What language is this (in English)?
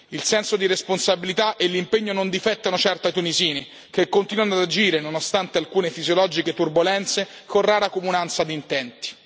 Italian